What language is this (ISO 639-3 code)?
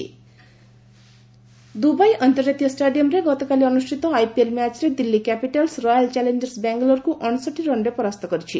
ori